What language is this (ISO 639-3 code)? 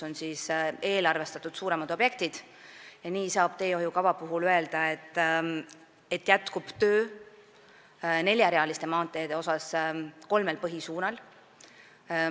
est